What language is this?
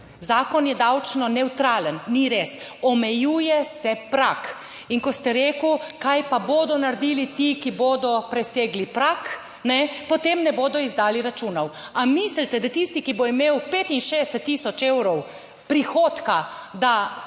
Slovenian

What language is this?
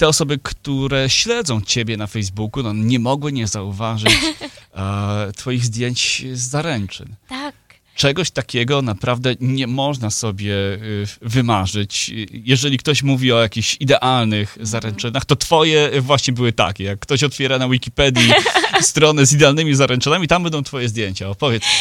Polish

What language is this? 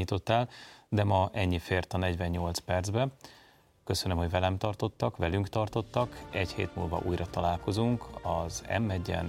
Hungarian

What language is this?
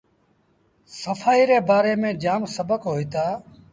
Sindhi Bhil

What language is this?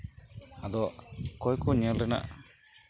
Santali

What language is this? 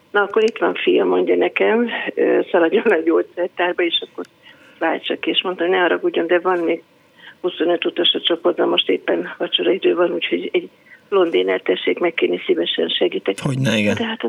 Hungarian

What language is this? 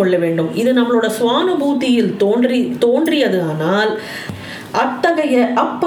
Tamil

